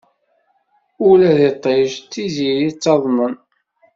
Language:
Kabyle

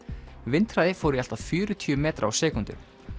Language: Icelandic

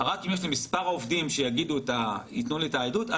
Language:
Hebrew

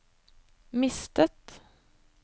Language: Norwegian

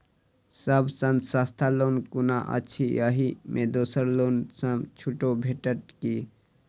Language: Maithili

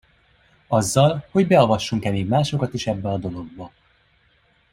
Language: Hungarian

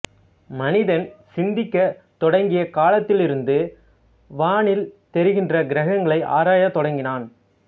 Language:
Tamil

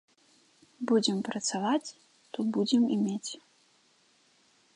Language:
Belarusian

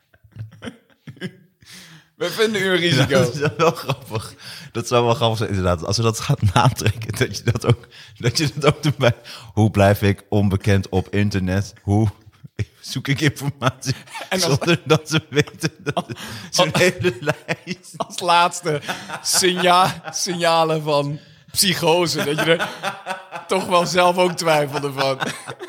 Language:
Dutch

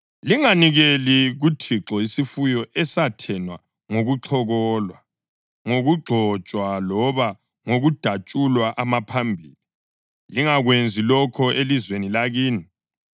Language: North Ndebele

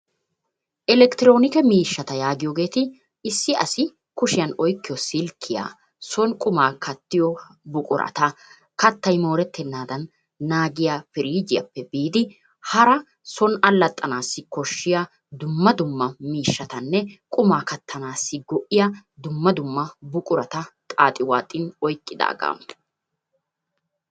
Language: Wolaytta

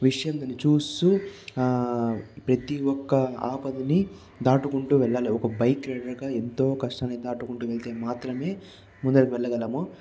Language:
Telugu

